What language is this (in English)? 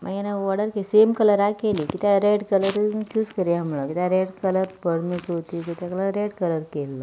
Konkani